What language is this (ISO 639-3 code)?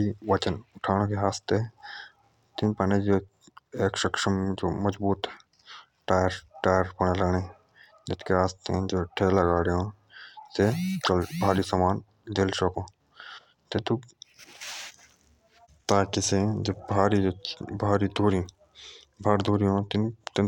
jns